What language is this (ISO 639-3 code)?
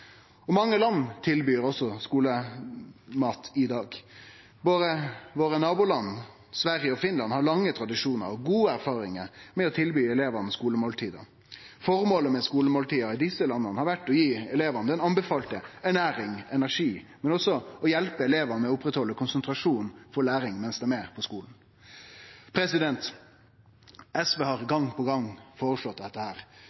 nno